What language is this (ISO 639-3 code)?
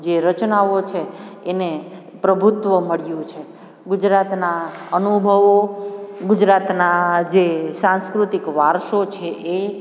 guj